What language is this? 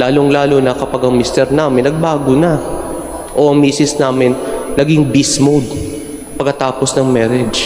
Filipino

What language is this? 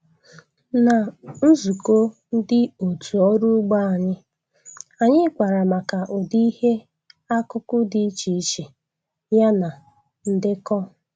Igbo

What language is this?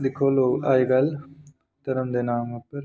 Dogri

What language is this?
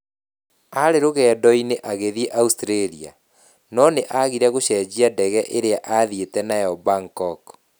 Kikuyu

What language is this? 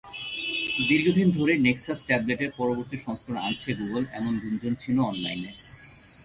Bangla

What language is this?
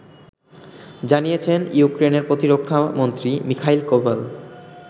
Bangla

